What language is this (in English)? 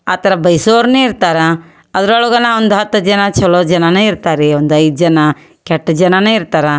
Kannada